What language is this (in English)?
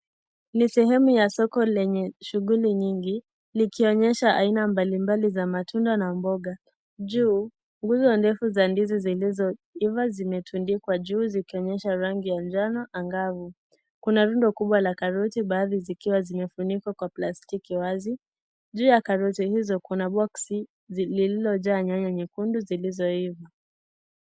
Swahili